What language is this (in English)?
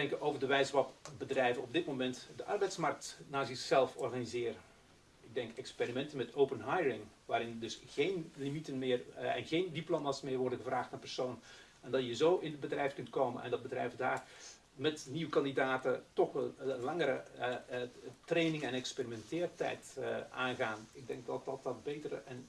Dutch